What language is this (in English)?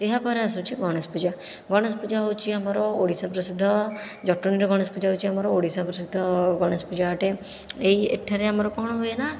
Odia